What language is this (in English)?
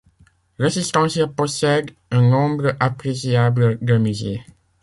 French